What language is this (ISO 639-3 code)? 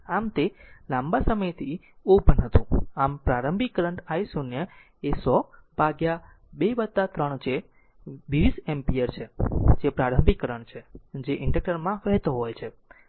guj